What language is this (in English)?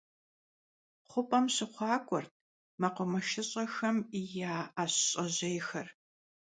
Kabardian